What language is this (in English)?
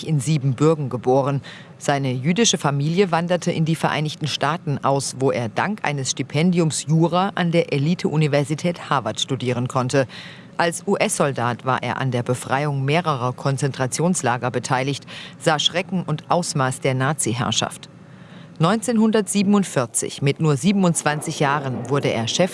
German